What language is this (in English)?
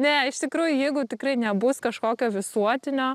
Lithuanian